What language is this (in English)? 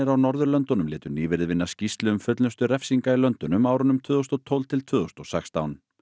Icelandic